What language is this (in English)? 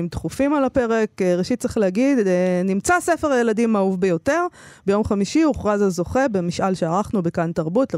Hebrew